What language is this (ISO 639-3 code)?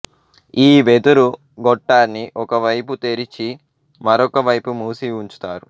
tel